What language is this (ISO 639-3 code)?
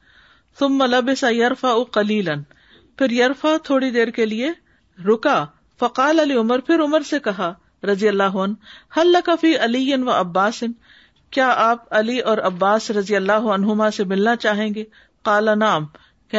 urd